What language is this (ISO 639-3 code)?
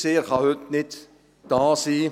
gsw